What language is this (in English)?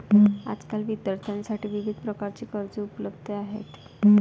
Marathi